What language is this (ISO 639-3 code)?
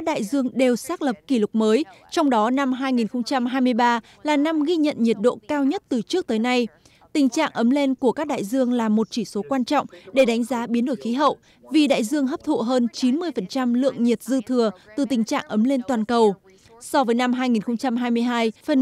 vie